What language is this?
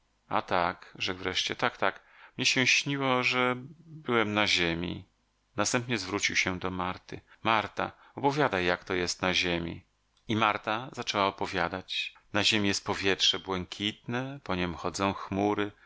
Polish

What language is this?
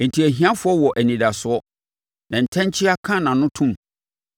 Akan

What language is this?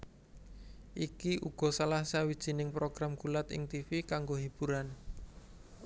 Javanese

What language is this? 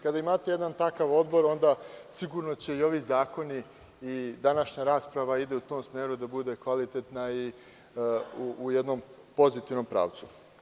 Serbian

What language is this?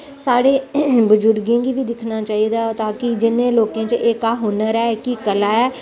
Dogri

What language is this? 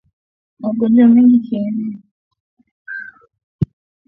Swahili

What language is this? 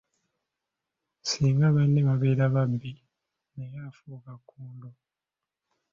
Ganda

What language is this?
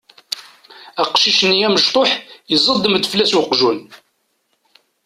Kabyle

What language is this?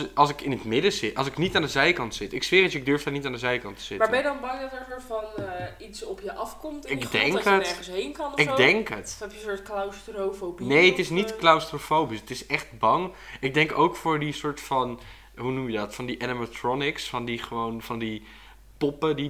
Dutch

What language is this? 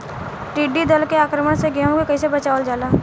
Bhojpuri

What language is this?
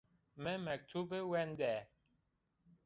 Zaza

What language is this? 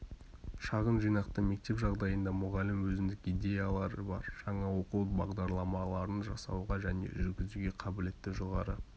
Kazakh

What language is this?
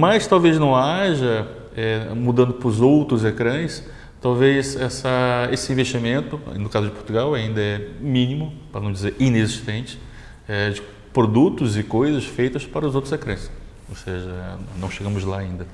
Portuguese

